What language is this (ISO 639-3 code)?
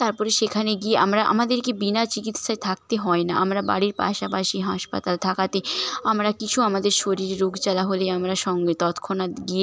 ben